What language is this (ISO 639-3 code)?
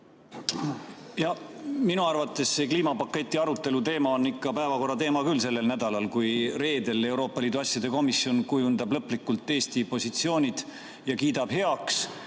est